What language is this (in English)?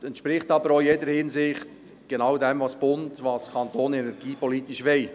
Swiss German